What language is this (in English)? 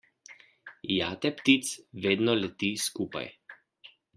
Slovenian